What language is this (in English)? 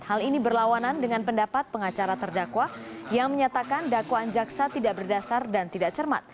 Indonesian